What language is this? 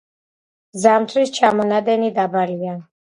Georgian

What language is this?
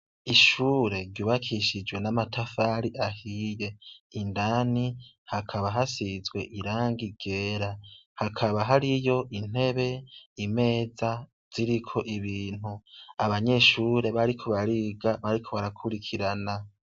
Rundi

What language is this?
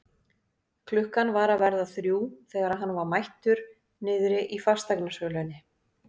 Icelandic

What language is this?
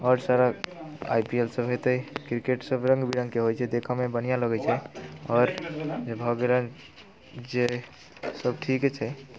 Maithili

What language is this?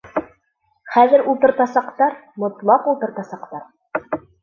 Bashkir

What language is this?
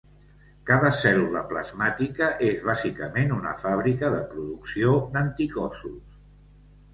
Catalan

